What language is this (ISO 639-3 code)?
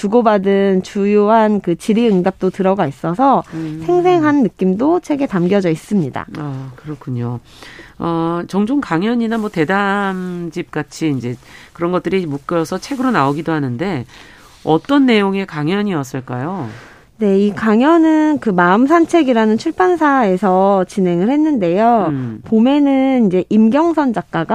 kor